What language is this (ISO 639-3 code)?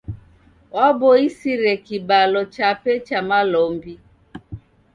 dav